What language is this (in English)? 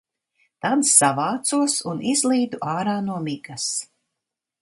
Latvian